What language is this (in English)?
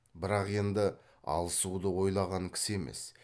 Kazakh